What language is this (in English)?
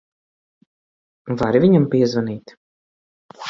Latvian